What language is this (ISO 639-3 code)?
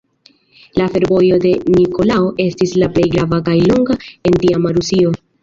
epo